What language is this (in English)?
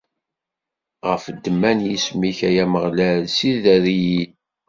Kabyle